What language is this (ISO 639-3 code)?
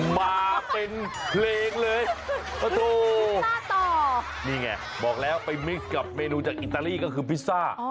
tha